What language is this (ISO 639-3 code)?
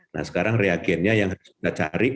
ind